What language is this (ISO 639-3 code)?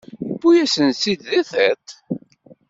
kab